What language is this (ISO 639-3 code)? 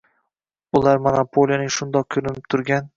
uzb